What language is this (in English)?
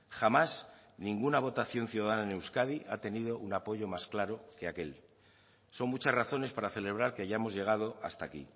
Spanish